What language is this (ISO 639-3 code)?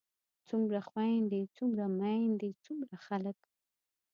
pus